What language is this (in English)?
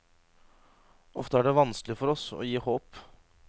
Norwegian